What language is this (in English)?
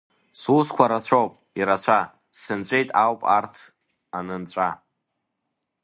Abkhazian